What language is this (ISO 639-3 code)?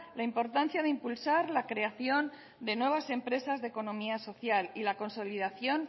spa